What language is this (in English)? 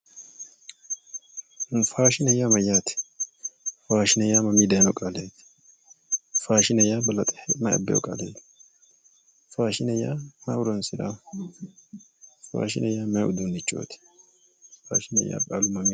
Sidamo